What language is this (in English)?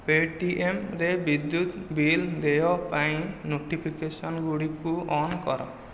Odia